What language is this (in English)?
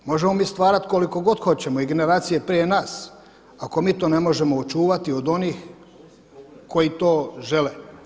Croatian